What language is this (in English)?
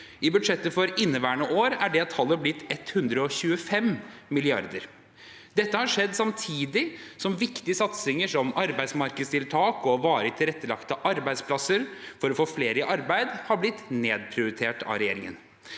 Norwegian